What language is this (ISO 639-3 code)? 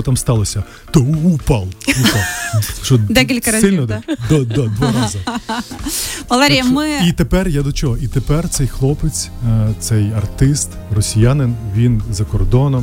ukr